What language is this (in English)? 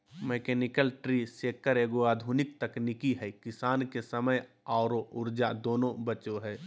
Magahi